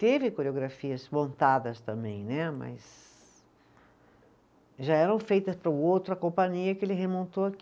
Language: Portuguese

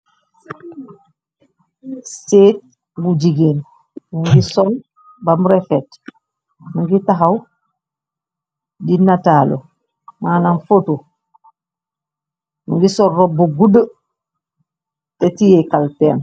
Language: Wolof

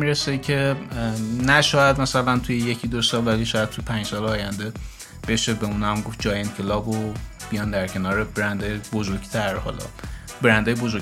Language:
Persian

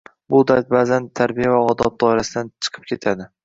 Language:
Uzbek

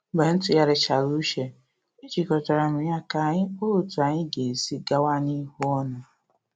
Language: Igbo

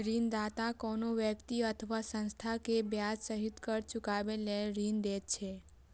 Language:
Maithili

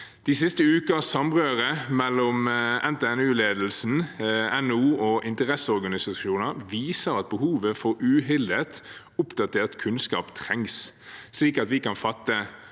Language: Norwegian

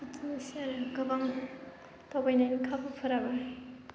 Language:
Bodo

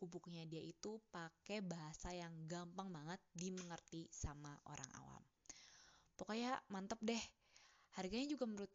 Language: Indonesian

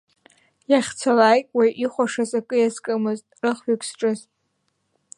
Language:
Abkhazian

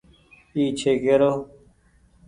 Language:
Goaria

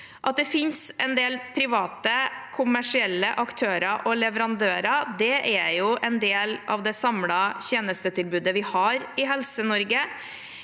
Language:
Norwegian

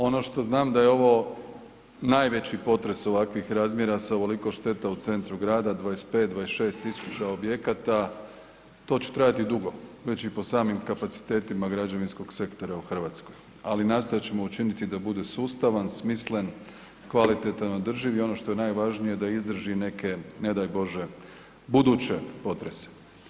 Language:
Croatian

